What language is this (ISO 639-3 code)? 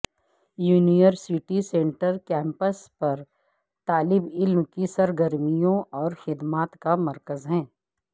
urd